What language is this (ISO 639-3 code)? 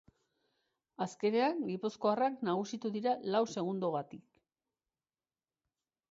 eus